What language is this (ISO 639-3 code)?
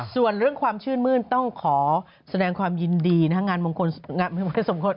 tha